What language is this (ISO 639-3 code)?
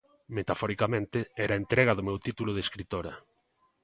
glg